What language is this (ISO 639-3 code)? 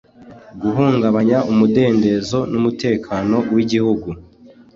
kin